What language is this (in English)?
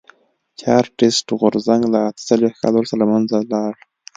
Pashto